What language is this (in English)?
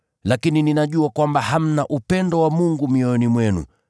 Swahili